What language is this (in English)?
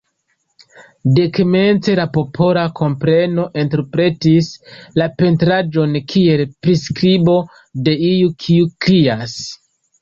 Esperanto